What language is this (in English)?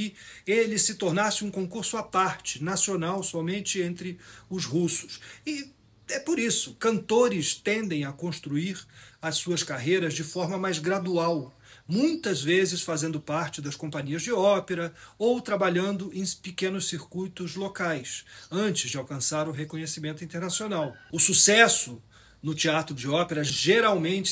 Portuguese